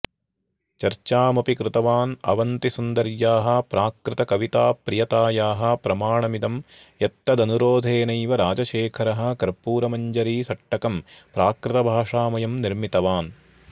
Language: Sanskrit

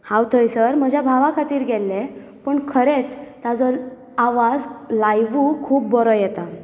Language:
Konkani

